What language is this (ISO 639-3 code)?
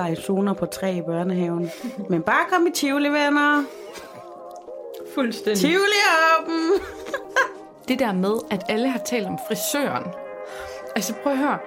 dan